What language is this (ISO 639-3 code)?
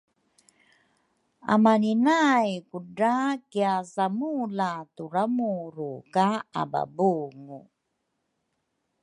dru